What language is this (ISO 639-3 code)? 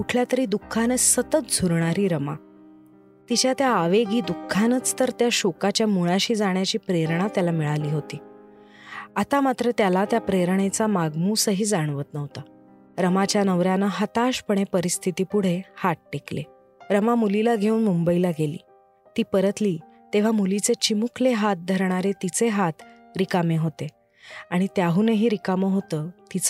mar